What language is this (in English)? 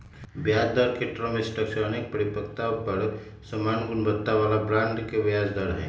Magahi